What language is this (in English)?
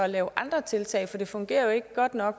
Danish